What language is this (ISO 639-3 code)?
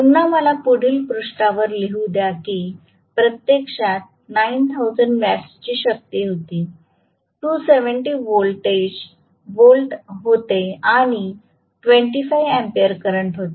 mar